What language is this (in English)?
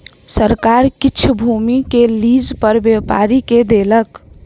Maithili